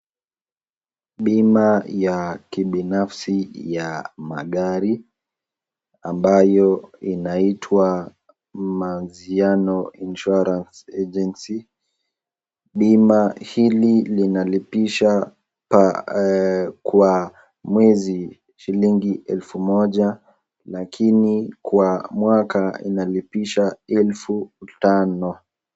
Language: Swahili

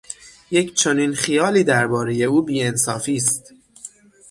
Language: Persian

